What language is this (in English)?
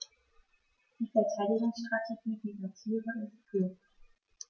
German